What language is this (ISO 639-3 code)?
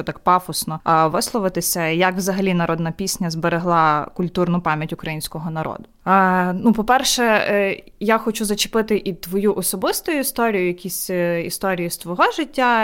ukr